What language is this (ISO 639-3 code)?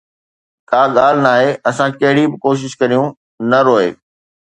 snd